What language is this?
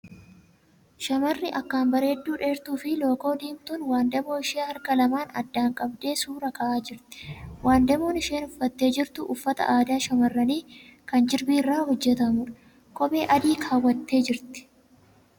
Oromo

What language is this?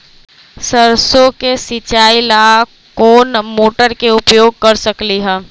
Magahi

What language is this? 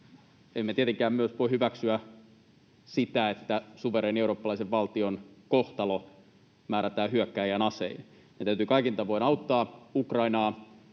Finnish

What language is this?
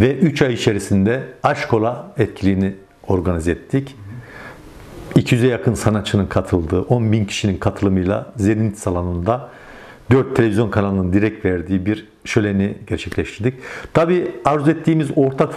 Turkish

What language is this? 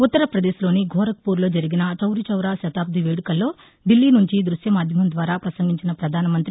Telugu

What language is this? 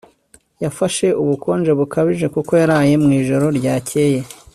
Kinyarwanda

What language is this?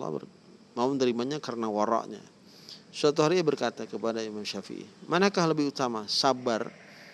Indonesian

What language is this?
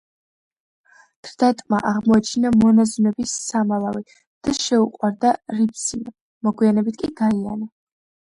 Georgian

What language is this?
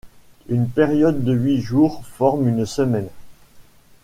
French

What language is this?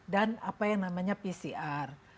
Indonesian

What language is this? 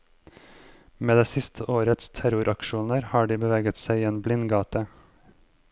Norwegian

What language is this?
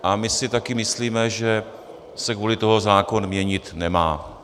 Czech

